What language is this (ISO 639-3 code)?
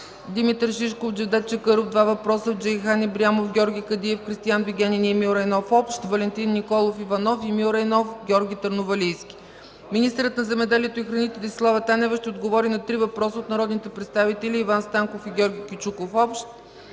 bul